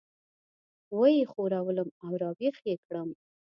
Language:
Pashto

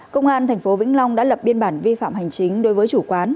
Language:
Vietnamese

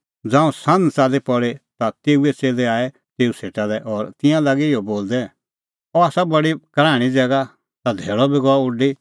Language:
Kullu Pahari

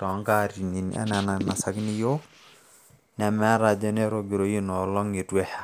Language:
Masai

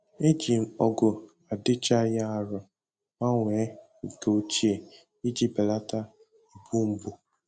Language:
Igbo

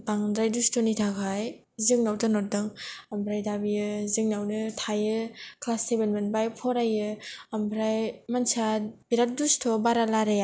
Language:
Bodo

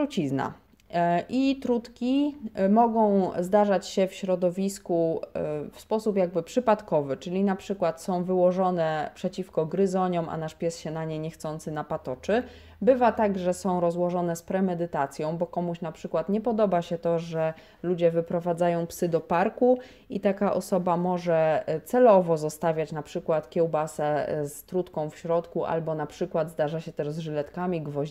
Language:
Polish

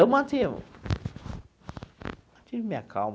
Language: Portuguese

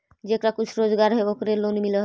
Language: Magahi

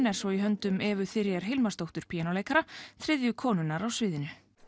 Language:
Icelandic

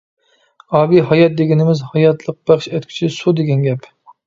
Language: Uyghur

